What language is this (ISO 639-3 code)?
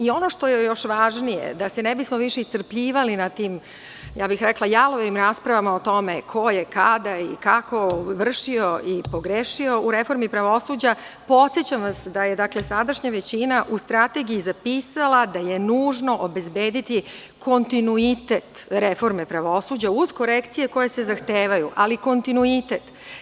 srp